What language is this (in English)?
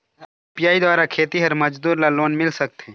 Chhattisgarhi